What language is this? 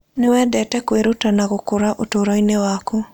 Kikuyu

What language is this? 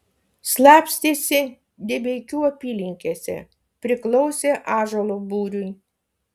Lithuanian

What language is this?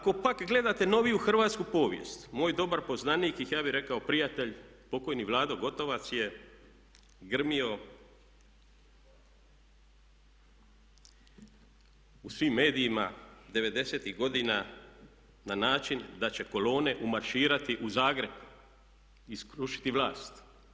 Croatian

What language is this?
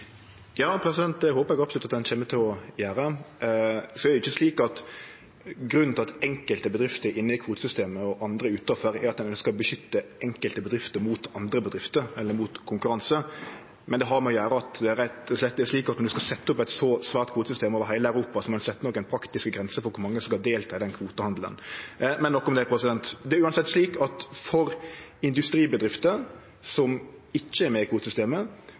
Norwegian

